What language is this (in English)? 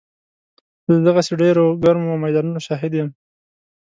Pashto